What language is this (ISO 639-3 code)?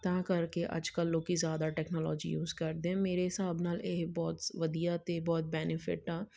pan